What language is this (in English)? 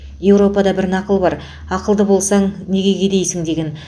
Kazakh